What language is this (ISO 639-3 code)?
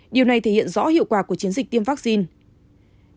vie